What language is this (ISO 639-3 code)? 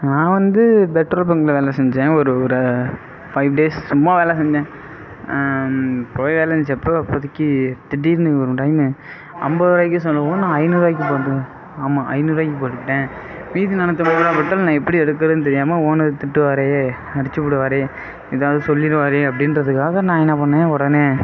tam